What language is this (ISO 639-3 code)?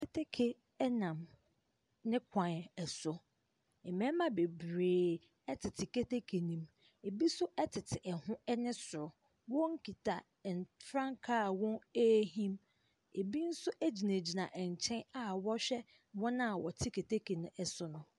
aka